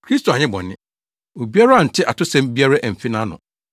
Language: Akan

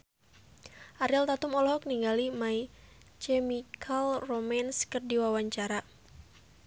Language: Sundanese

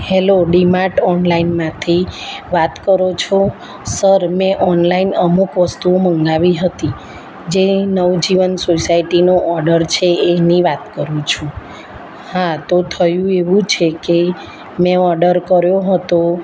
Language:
Gujarati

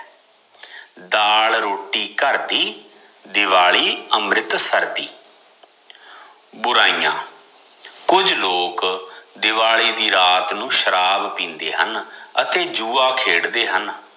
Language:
Punjabi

